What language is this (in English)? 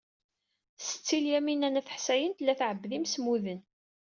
Kabyle